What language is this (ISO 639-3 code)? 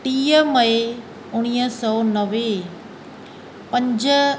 snd